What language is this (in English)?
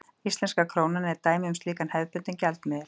Icelandic